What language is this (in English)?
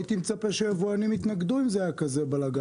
Hebrew